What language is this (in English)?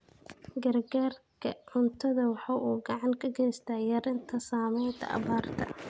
Somali